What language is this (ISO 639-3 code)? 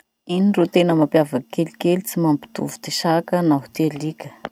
msh